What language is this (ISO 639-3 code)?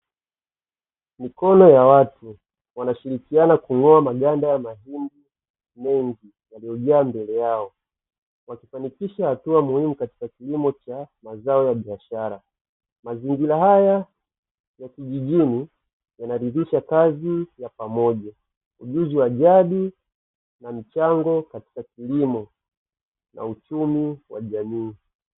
swa